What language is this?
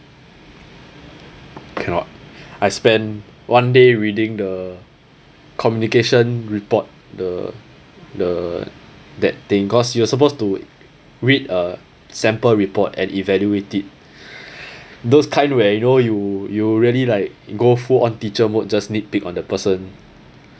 English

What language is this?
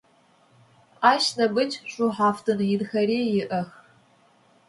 Adyghe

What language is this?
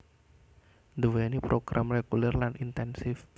Javanese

